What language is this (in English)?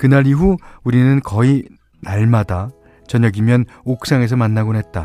Korean